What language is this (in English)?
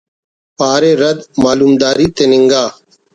Brahui